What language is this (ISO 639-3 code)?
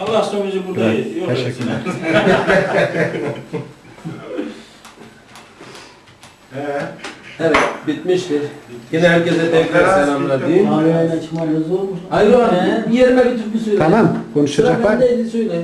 tur